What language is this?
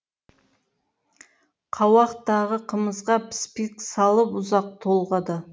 Kazakh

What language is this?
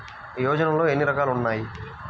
Telugu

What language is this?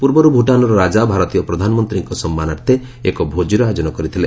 Odia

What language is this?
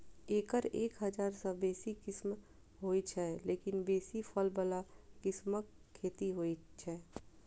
Maithili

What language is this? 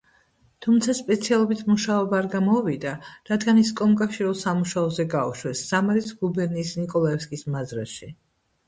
Georgian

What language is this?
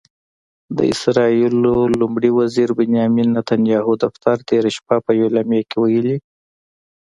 Pashto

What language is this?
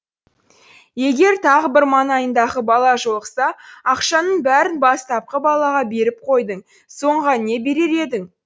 Kazakh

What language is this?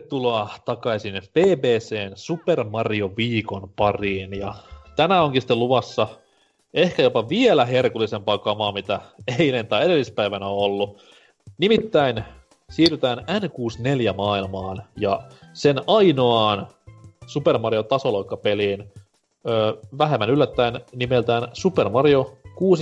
Finnish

